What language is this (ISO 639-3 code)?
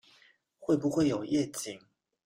zho